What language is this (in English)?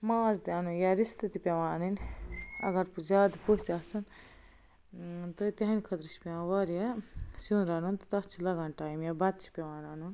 Kashmiri